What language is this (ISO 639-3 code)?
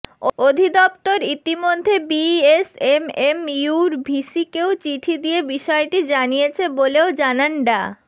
ben